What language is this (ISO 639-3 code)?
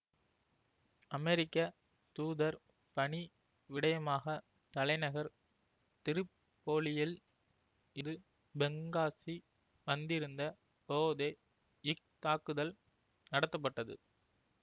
tam